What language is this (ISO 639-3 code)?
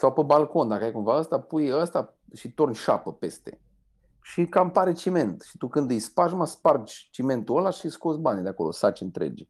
ron